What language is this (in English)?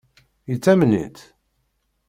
Kabyle